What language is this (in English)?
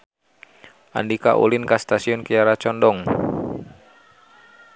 Sundanese